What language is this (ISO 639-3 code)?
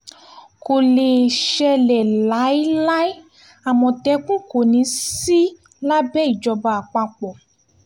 yor